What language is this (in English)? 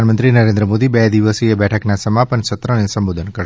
Gujarati